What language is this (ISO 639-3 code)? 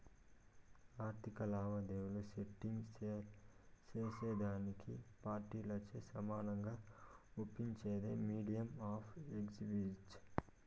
tel